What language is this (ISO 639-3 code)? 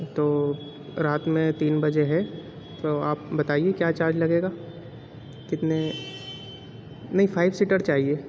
urd